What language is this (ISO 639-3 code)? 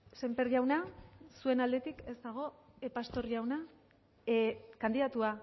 eus